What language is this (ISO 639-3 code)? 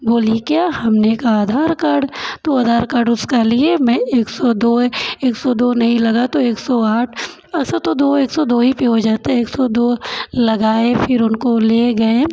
hin